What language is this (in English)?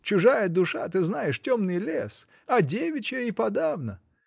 Russian